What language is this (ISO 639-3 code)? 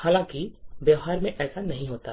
hin